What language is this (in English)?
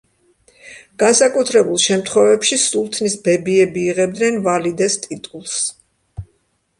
Georgian